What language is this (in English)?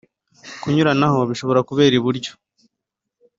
Kinyarwanda